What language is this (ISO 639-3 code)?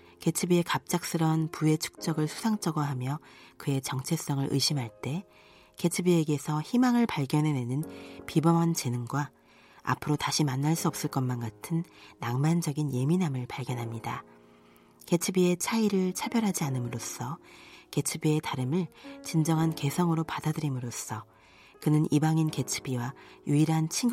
kor